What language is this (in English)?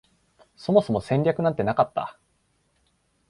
Japanese